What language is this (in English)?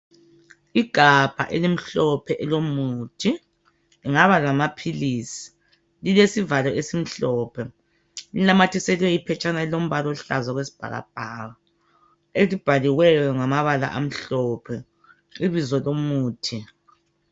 North Ndebele